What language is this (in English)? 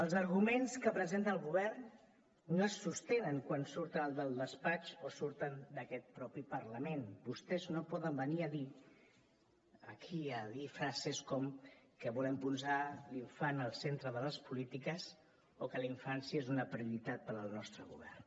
Catalan